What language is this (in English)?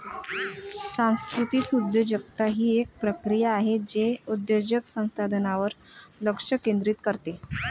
Marathi